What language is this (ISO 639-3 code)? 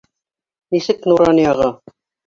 bak